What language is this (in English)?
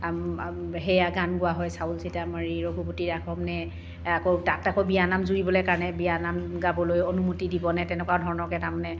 Assamese